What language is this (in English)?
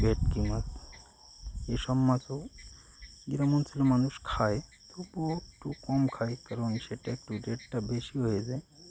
Bangla